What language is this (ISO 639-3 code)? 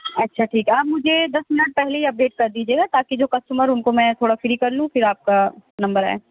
urd